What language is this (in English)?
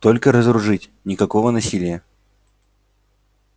Russian